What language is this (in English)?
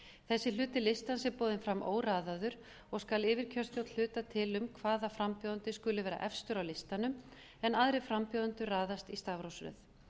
Icelandic